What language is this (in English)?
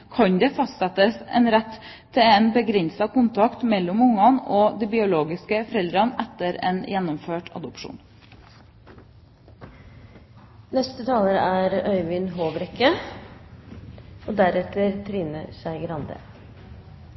Norwegian Bokmål